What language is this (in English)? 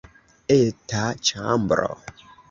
Esperanto